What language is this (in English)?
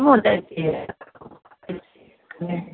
Maithili